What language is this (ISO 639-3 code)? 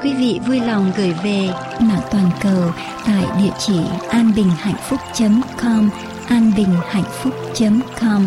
vie